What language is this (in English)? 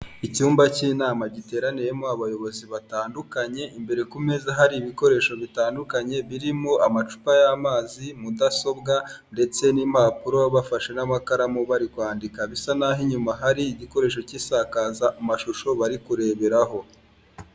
Kinyarwanda